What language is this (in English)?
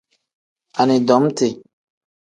Tem